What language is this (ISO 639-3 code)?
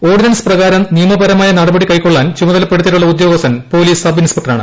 mal